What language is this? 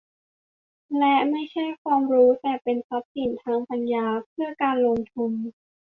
Thai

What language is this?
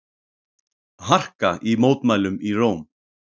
Icelandic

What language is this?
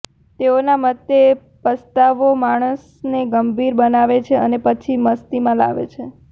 Gujarati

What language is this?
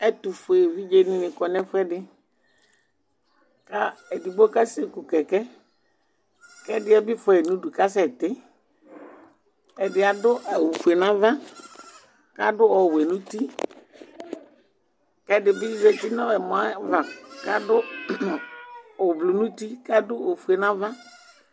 Ikposo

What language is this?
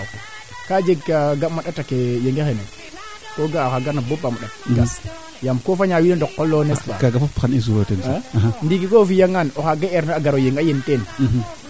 Serer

